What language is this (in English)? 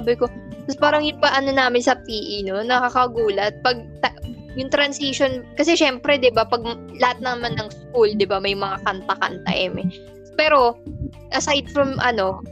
Filipino